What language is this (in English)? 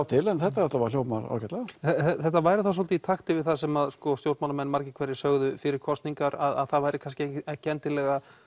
Icelandic